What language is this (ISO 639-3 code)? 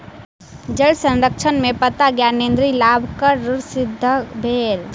mai